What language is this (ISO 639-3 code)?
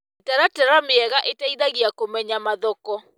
kik